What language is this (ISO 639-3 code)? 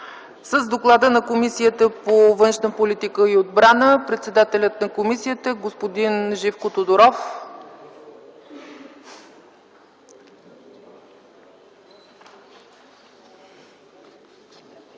bul